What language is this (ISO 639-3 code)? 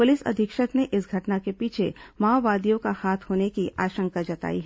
hin